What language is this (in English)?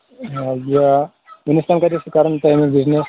Kashmiri